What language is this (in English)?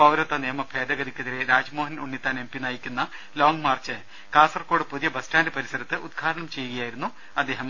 Malayalam